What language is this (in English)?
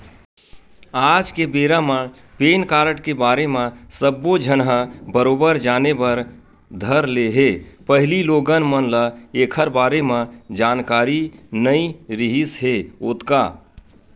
Chhattisgarhi